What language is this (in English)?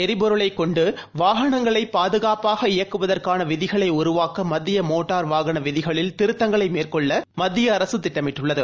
Tamil